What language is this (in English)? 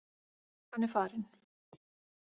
Icelandic